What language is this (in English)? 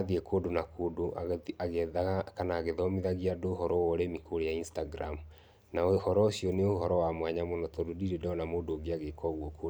Kikuyu